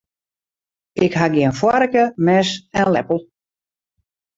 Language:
Western Frisian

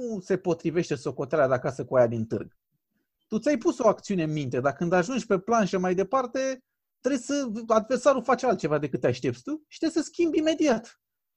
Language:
Romanian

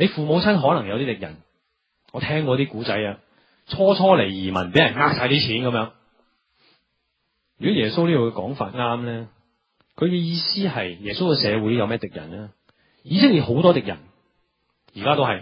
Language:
Chinese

